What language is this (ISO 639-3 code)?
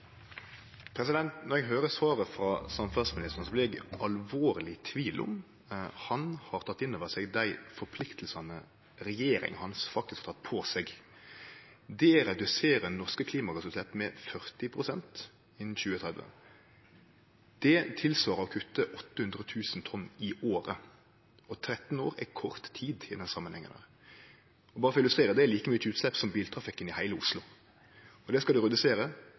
nno